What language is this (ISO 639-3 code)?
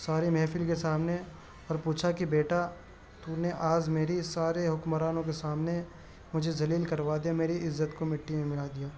urd